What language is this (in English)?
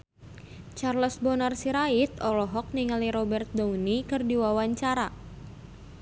Sundanese